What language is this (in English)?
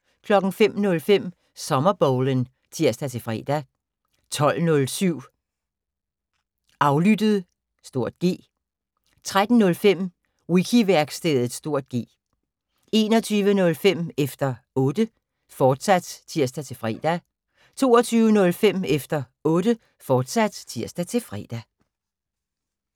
Danish